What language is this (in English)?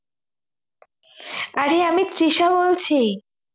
Bangla